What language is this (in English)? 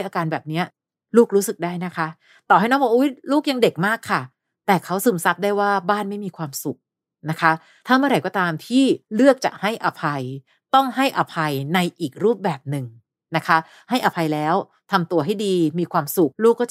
Thai